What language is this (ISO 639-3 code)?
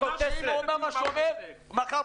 heb